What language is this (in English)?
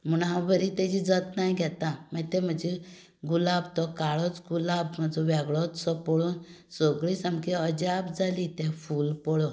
Konkani